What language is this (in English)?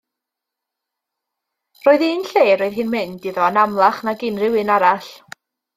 Welsh